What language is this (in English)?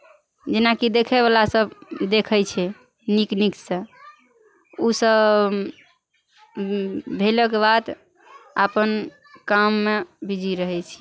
Maithili